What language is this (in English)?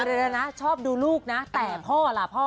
Thai